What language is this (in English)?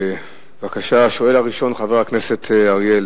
Hebrew